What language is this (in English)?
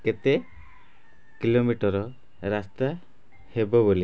Odia